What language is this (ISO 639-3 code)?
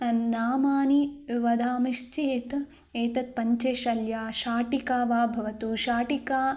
san